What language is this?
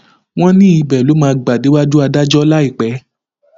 Yoruba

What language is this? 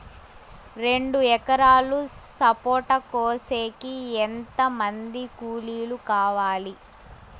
Telugu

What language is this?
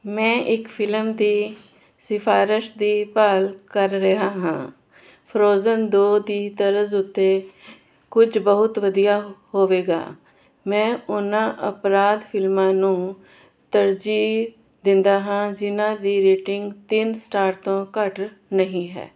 Punjabi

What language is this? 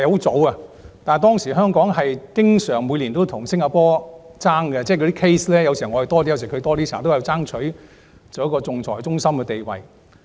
Cantonese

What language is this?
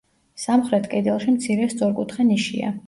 Georgian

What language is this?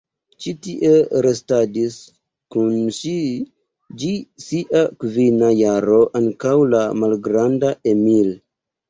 Esperanto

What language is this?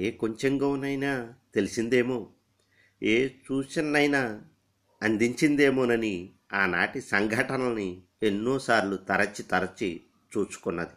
Telugu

